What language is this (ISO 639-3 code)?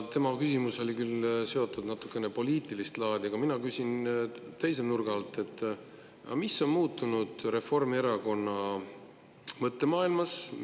est